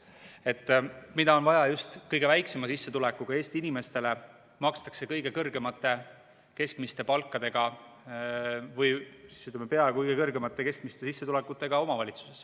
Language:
Estonian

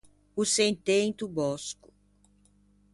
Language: Ligurian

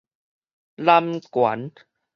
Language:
Min Nan Chinese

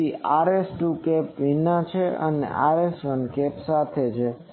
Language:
Gujarati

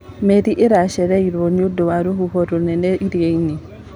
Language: Kikuyu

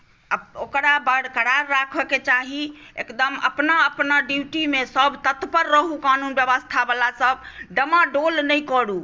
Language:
Maithili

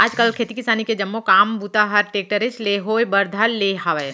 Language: Chhattisgarhi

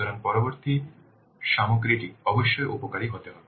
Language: Bangla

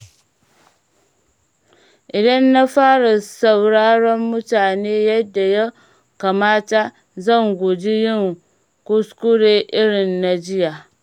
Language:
Hausa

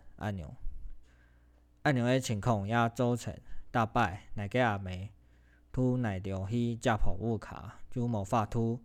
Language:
Chinese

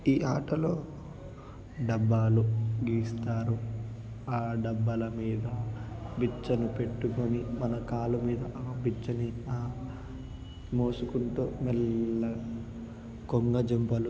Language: Telugu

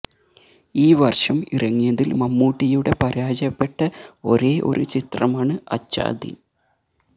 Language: Malayalam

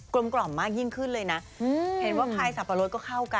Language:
Thai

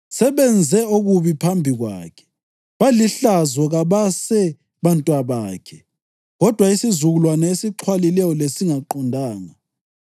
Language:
North Ndebele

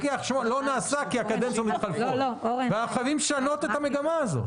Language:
Hebrew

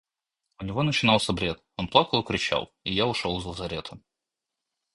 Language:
Russian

